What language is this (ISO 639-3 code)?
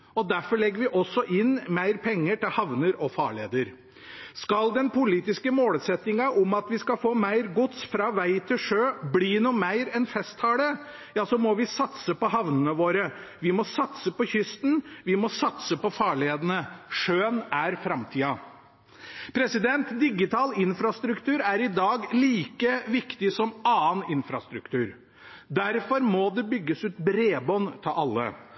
nob